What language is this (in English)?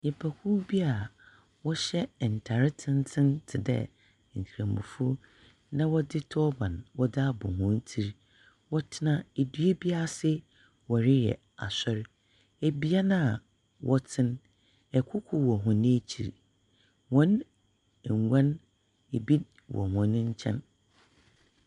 Akan